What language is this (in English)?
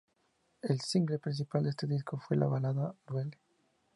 Spanish